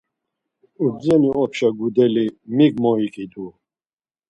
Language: Laz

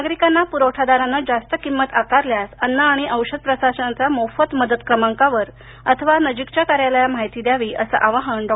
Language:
Marathi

